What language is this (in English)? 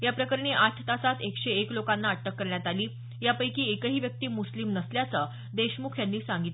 Marathi